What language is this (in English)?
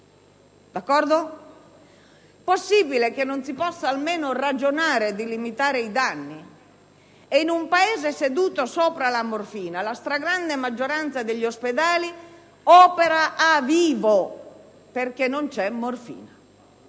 Italian